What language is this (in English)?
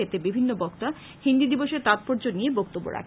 Bangla